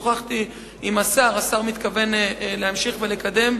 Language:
Hebrew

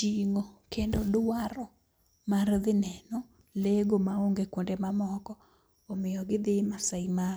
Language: Luo (Kenya and Tanzania)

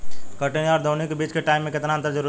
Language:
Bhojpuri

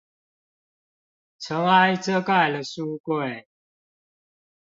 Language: Chinese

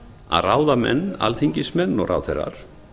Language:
Icelandic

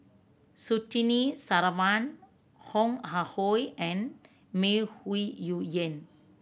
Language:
English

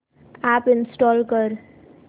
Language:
Marathi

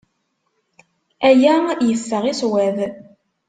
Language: Kabyle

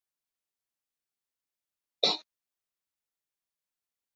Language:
Chinese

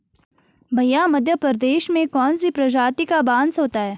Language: Hindi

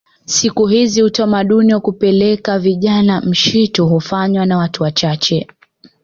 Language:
Swahili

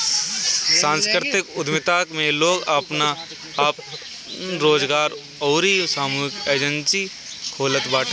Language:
Bhojpuri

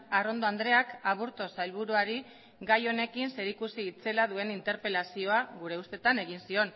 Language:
Basque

